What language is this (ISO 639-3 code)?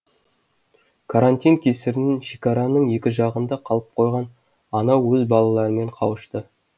kaz